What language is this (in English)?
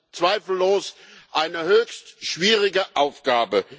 German